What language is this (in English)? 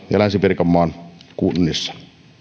Finnish